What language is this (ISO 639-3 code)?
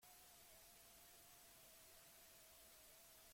eus